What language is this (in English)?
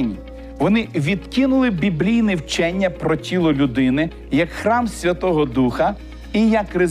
Ukrainian